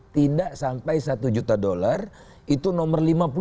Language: Indonesian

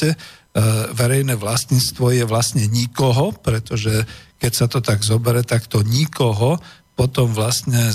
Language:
Slovak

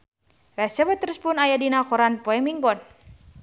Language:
Sundanese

